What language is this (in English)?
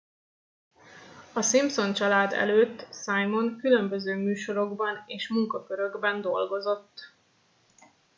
Hungarian